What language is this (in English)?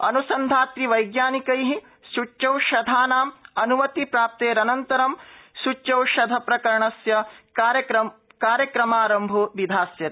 Sanskrit